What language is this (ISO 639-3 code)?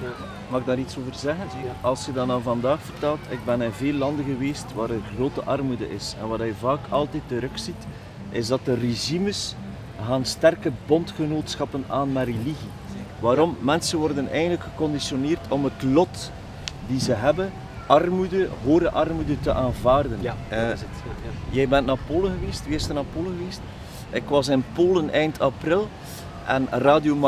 nld